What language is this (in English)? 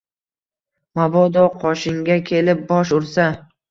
Uzbek